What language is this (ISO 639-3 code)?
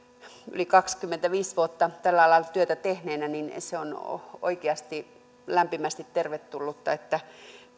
fin